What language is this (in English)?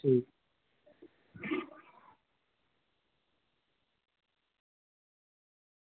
Dogri